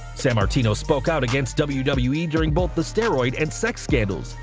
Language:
English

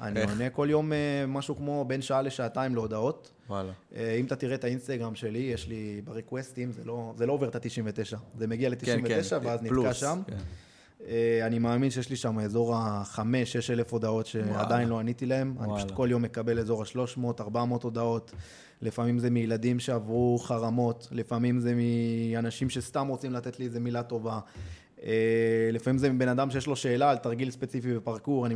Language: Hebrew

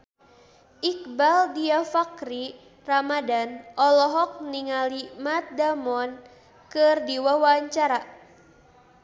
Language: Sundanese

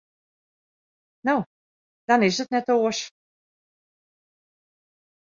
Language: Western Frisian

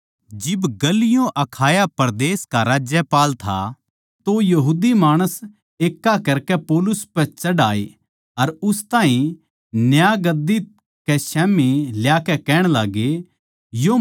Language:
Haryanvi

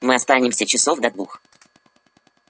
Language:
Russian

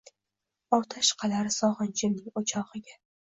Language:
Uzbek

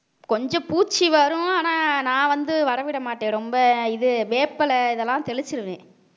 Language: Tamil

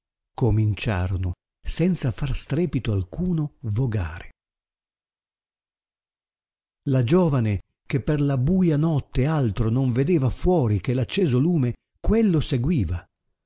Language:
Italian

